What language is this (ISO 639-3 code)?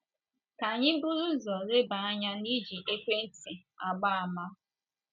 ibo